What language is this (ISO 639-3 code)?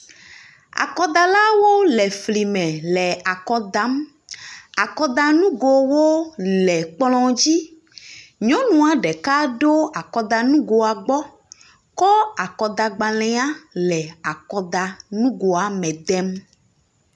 ewe